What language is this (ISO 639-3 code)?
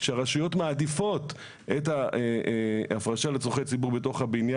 heb